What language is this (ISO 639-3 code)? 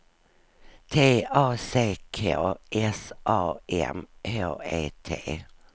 swe